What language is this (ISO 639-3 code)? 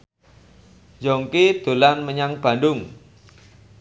jav